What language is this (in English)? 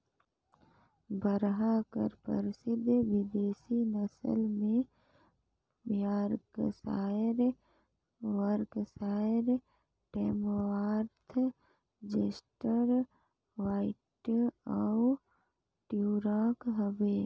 Chhattisgarhi